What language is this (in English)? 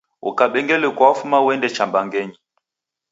Taita